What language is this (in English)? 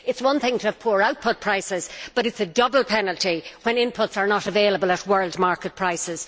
English